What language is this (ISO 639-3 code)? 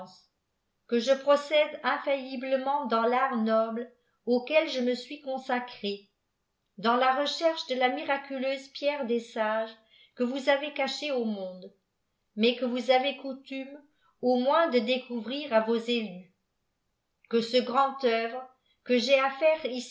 fra